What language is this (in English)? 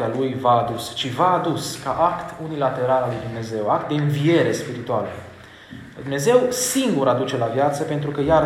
Romanian